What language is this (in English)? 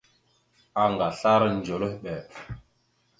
Mada (Cameroon)